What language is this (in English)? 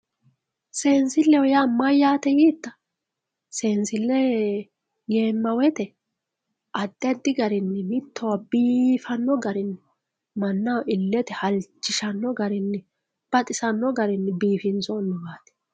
Sidamo